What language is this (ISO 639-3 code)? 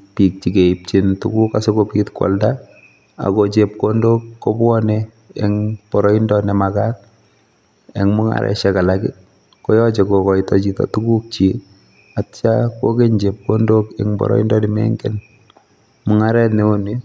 kln